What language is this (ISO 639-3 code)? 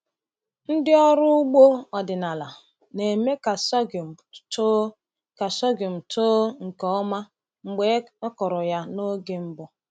ibo